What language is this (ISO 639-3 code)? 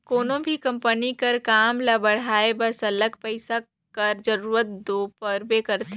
hne